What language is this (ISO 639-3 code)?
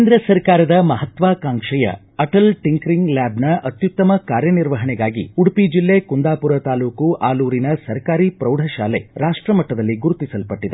kan